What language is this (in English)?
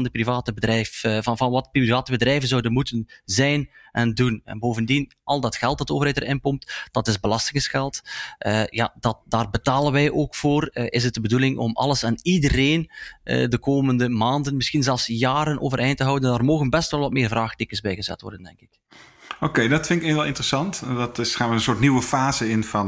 Dutch